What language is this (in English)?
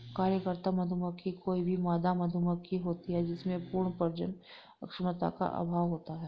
Hindi